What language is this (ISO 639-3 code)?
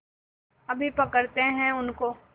hin